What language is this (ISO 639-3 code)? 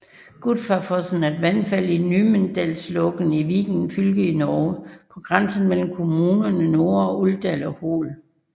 dan